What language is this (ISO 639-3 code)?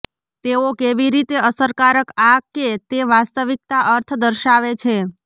guj